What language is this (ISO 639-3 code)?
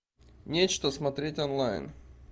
rus